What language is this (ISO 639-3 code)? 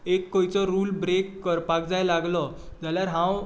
kok